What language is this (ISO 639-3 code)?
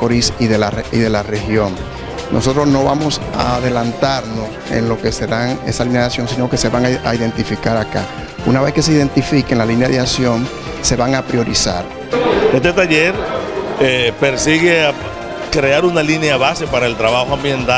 spa